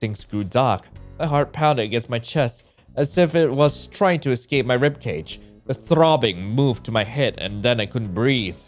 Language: English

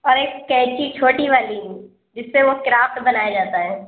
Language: Urdu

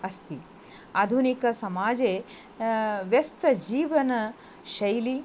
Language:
Sanskrit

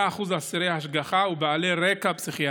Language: Hebrew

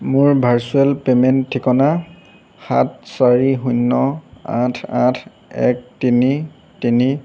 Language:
Assamese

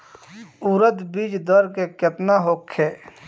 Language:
Bhojpuri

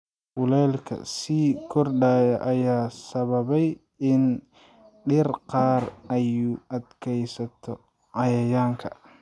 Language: Somali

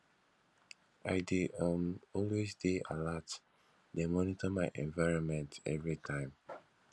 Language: Nigerian Pidgin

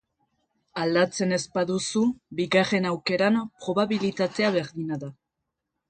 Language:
Basque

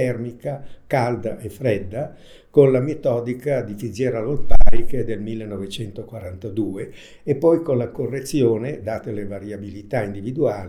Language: Italian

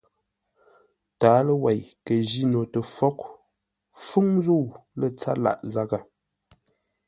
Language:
Ngombale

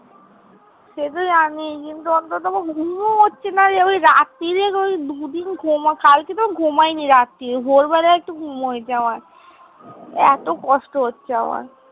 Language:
Bangla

